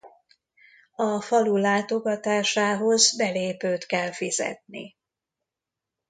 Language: Hungarian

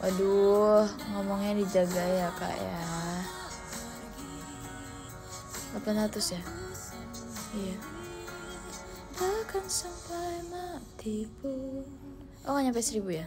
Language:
Indonesian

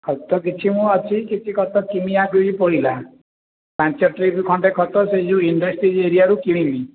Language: Odia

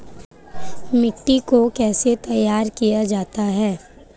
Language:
Hindi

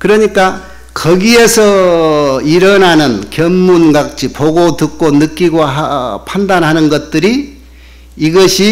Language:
Korean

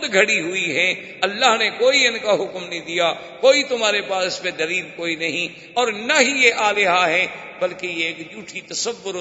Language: Urdu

